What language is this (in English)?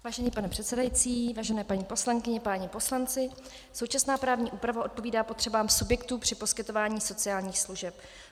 Czech